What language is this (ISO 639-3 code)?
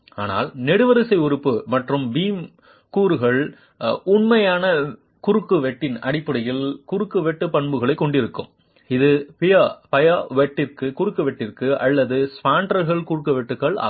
tam